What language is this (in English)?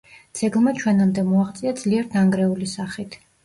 Georgian